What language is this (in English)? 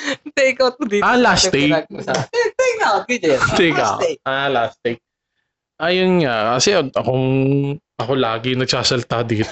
Filipino